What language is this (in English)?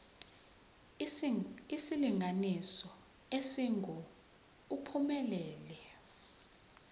Zulu